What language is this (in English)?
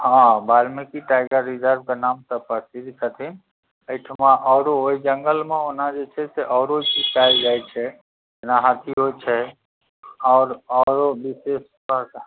Maithili